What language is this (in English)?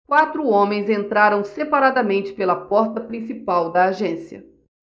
Portuguese